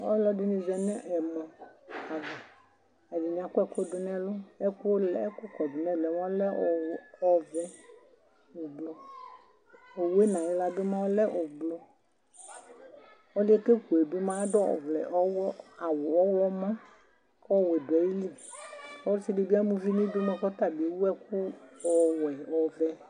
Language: Ikposo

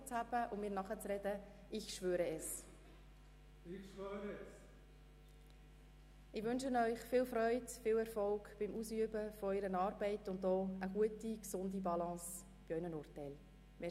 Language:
Swiss German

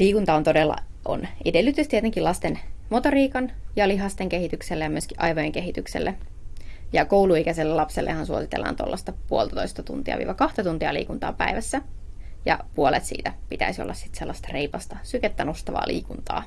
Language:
Finnish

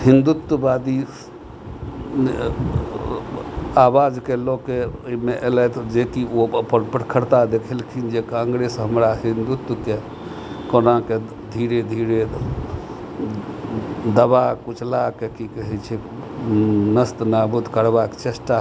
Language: Maithili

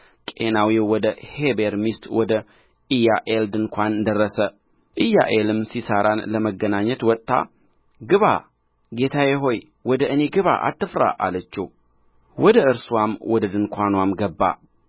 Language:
Amharic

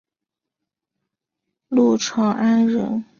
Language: Chinese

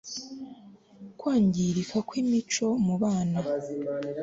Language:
Kinyarwanda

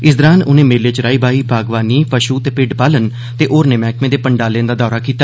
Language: Dogri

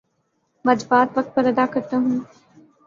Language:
Urdu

